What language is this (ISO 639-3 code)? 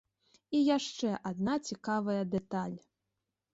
bel